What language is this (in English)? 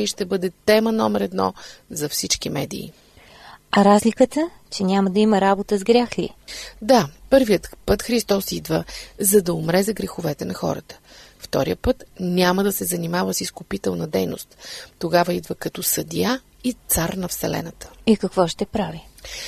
Bulgarian